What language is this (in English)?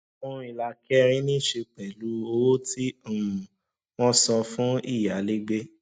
Yoruba